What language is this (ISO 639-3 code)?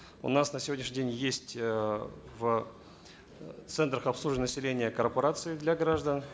kaz